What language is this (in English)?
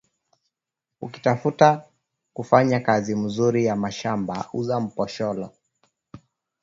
Swahili